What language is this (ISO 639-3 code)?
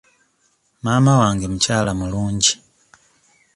lug